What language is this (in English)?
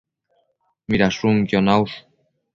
Matsés